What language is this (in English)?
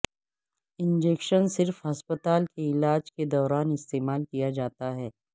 Urdu